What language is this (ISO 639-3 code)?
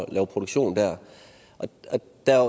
dan